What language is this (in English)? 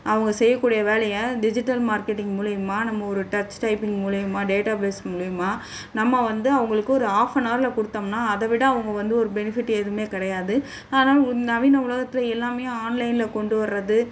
Tamil